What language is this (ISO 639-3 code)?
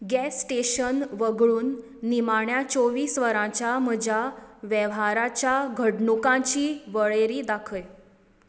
kok